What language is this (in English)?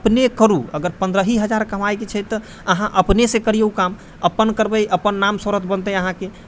Maithili